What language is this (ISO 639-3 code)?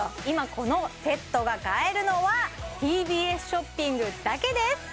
jpn